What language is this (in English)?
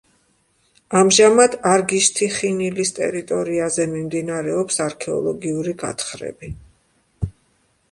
Georgian